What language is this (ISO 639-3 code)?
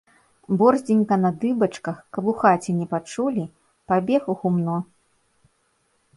bel